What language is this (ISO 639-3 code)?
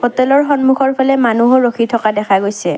asm